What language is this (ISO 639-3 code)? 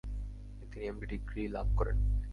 ben